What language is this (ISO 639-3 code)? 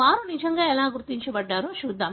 tel